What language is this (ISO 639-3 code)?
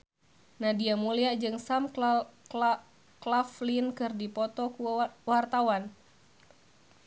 sun